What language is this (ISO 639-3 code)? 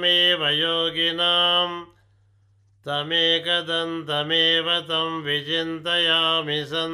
tel